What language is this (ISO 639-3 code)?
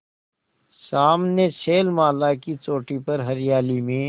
hin